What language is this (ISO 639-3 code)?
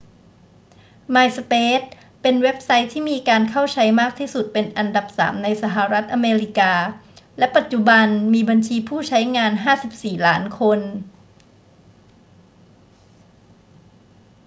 tha